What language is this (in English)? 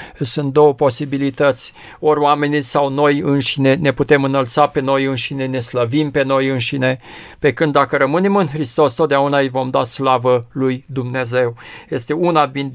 Romanian